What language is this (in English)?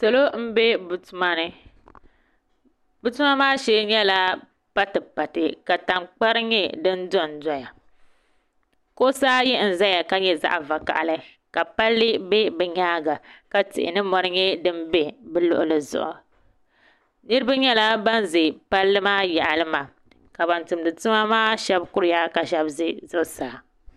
Dagbani